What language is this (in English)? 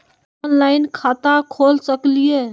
Magahi